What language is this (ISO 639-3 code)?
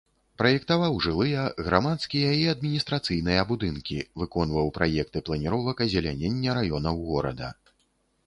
bel